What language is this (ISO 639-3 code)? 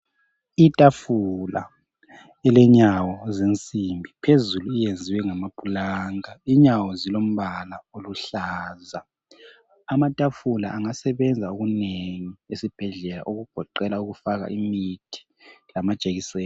nde